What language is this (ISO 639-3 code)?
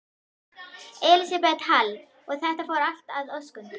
isl